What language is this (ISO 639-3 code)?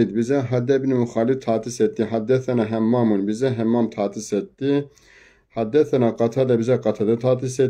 tur